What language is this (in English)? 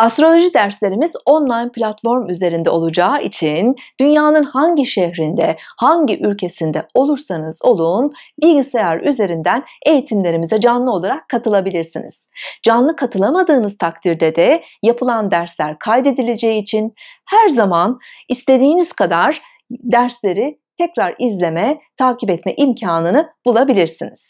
Turkish